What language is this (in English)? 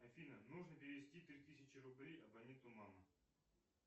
Russian